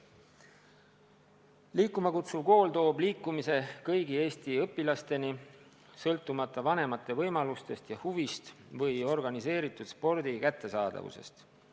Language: Estonian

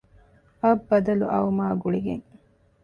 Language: Divehi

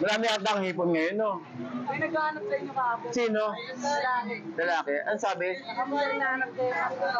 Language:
Filipino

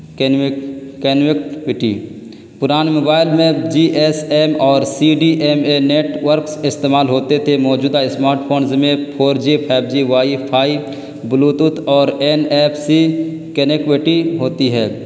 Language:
Urdu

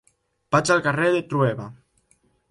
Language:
Catalan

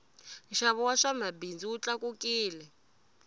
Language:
Tsonga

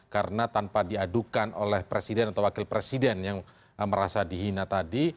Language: Indonesian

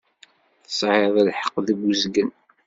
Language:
Kabyle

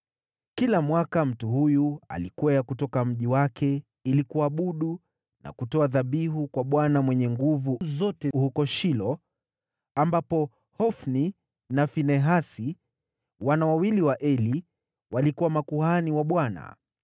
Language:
Swahili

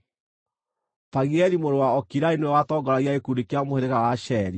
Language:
Kikuyu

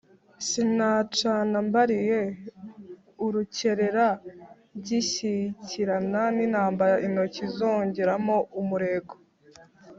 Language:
Kinyarwanda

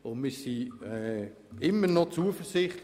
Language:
Swiss German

